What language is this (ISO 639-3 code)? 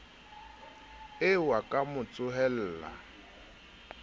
sot